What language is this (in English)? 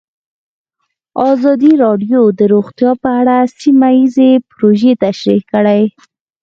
Pashto